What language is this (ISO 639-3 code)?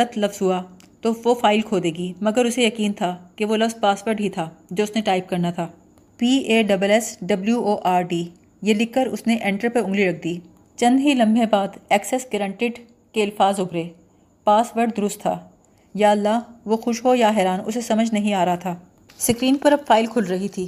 urd